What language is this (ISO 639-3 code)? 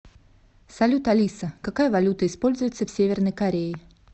rus